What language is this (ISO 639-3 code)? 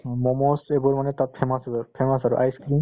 asm